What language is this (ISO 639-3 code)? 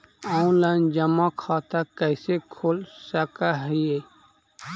mag